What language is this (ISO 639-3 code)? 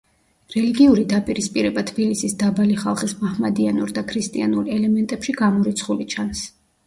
kat